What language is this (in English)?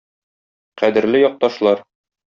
Tatar